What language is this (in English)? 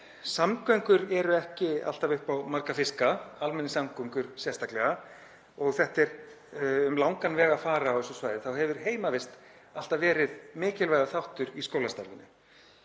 Icelandic